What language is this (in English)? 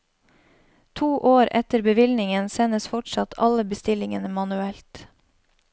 Norwegian